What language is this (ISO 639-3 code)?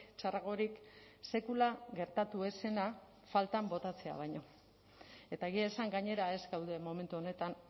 eus